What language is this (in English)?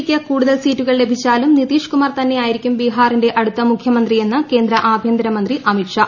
Malayalam